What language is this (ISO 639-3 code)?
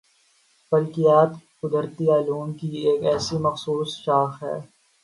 urd